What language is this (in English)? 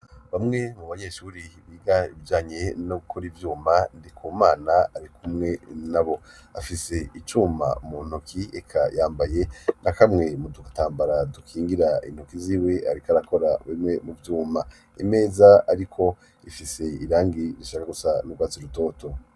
Rundi